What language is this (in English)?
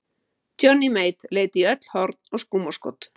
Icelandic